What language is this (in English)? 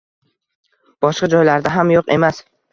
Uzbek